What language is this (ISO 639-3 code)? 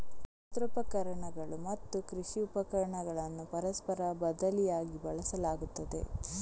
kan